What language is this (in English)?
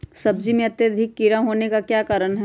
Magahi